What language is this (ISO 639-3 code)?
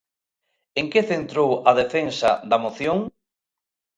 glg